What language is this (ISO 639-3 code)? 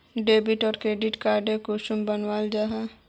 mag